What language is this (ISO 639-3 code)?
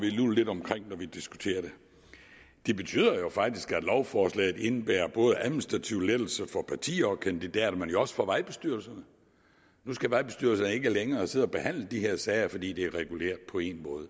dan